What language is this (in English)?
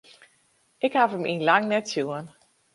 Western Frisian